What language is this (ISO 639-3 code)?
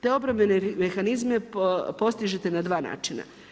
hrv